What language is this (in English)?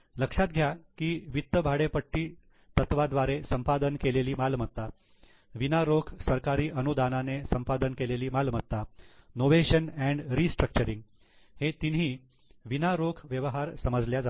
Marathi